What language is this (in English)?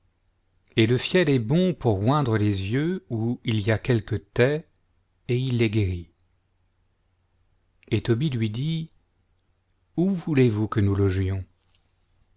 French